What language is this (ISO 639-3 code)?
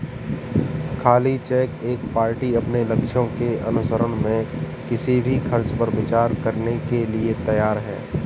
hin